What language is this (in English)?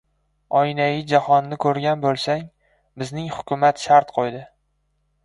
Uzbek